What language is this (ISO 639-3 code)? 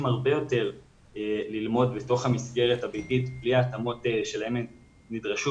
heb